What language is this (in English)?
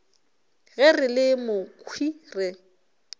Northern Sotho